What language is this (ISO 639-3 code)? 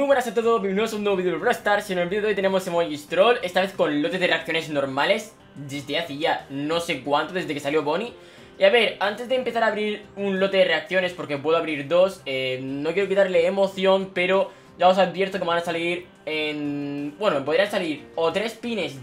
spa